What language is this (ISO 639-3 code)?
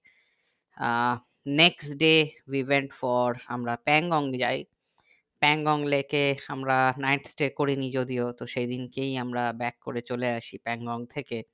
ben